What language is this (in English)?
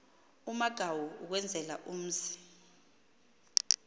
Xhosa